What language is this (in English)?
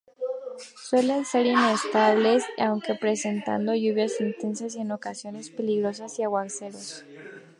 Spanish